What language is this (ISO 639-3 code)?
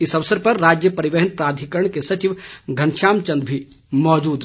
hin